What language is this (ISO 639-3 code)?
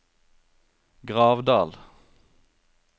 nor